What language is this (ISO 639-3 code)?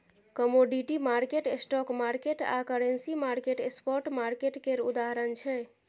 mai